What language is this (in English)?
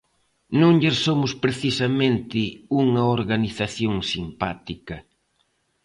Galician